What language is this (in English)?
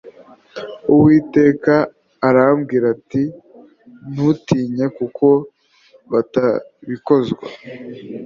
Kinyarwanda